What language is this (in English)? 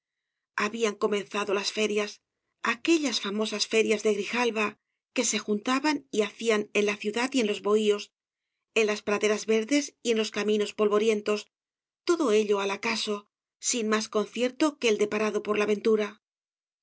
Spanish